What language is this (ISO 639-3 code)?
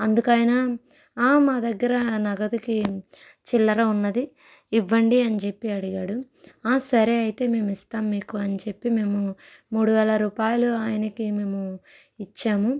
tel